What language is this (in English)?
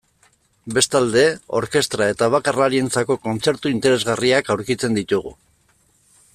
Basque